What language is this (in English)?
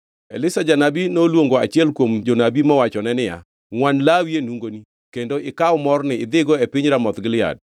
Luo (Kenya and Tanzania)